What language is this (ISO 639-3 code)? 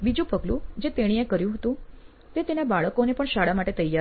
guj